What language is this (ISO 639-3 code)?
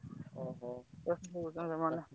ori